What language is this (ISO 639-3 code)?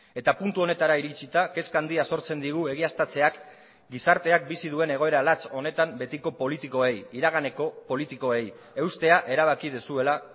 eus